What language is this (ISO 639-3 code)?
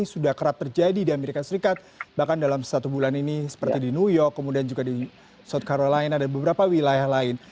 ind